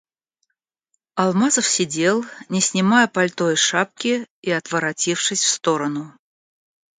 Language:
Russian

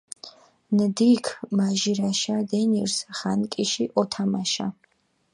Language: Mingrelian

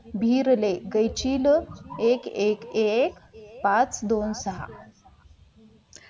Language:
Marathi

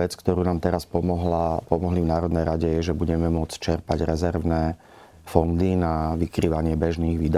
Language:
Slovak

